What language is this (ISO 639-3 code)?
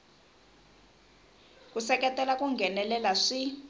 tso